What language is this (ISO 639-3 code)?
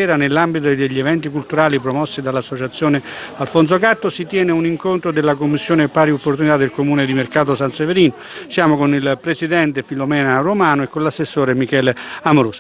ita